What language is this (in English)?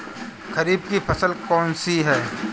Hindi